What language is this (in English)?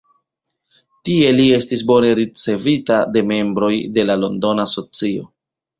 Esperanto